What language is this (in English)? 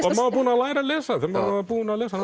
Icelandic